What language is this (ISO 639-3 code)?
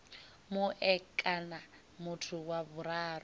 ven